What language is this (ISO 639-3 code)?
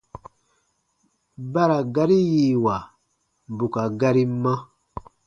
bba